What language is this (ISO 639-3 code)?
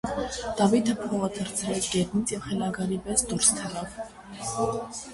hye